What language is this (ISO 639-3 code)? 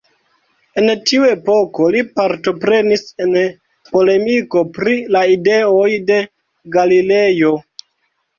epo